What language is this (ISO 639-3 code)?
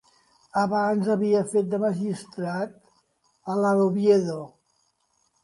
cat